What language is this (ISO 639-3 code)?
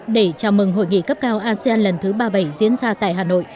vie